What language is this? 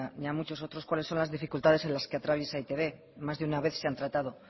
Spanish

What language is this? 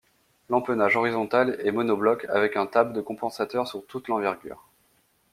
French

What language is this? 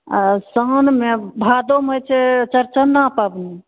Maithili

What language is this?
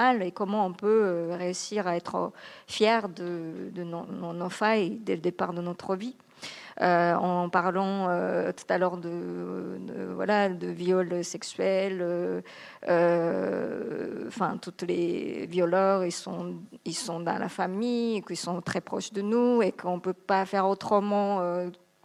French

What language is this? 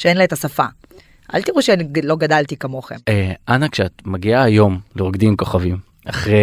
Hebrew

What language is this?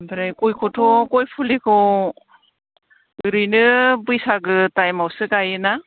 Bodo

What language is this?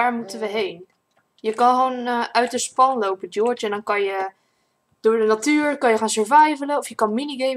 Dutch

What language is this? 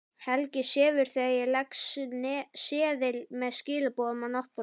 Icelandic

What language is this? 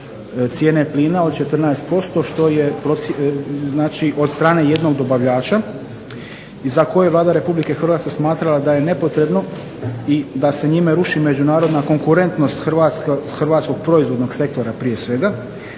Croatian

